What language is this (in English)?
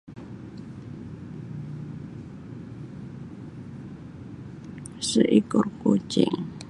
Sabah Malay